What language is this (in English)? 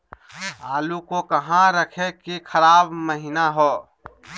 Magahi